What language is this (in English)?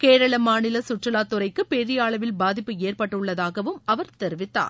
Tamil